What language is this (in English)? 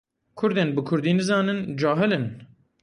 Kurdish